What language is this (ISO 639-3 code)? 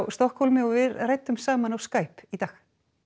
isl